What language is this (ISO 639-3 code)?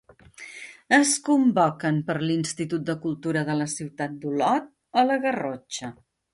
cat